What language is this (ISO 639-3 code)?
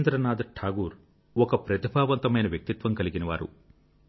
tel